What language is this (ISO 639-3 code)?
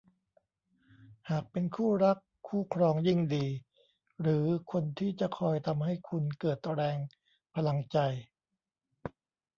tha